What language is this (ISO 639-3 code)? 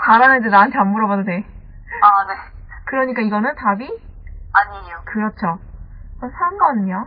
kor